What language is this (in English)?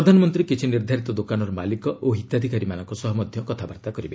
Odia